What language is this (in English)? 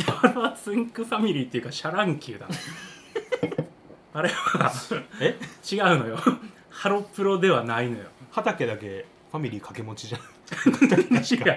Japanese